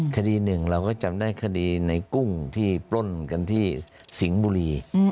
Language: Thai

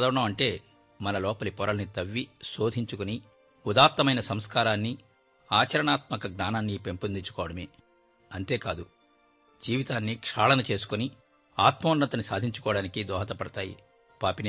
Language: Telugu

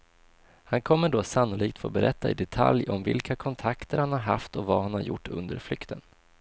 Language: Swedish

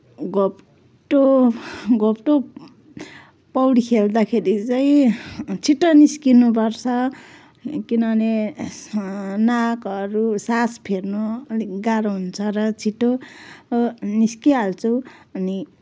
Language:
Nepali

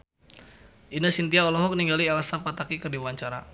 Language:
Sundanese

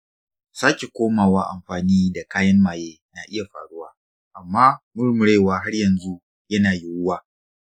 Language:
Hausa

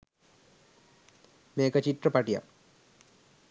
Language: Sinhala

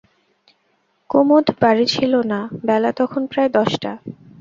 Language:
Bangla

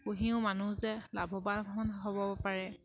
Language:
Assamese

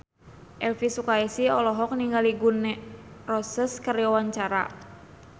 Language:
Sundanese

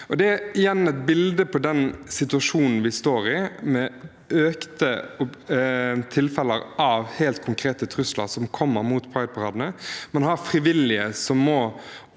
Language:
Norwegian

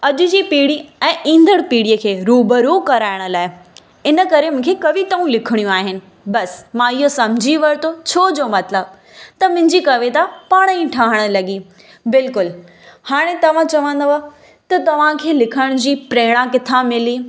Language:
Sindhi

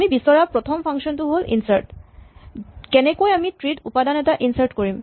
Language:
Assamese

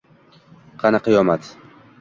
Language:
Uzbek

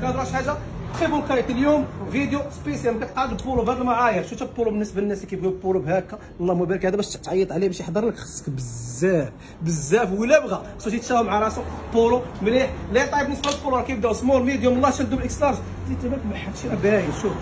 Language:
Arabic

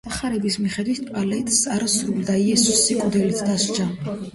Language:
Georgian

